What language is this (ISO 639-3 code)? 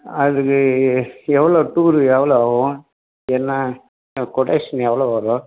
tam